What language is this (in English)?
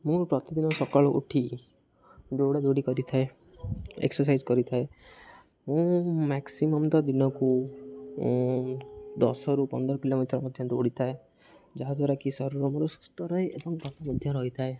Odia